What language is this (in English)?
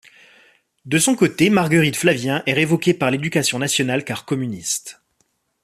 French